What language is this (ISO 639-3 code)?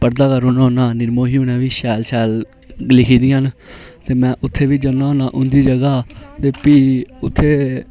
doi